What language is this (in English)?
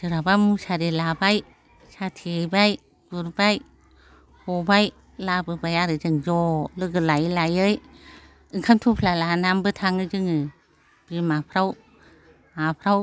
Bodo